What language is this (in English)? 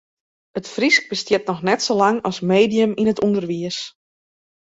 Western Frisian